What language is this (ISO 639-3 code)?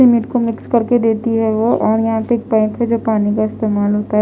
hin